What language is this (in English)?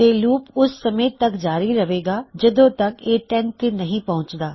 Punjabi